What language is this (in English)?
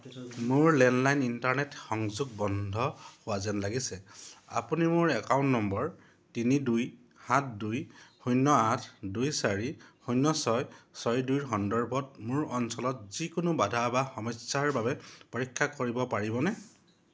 Assamese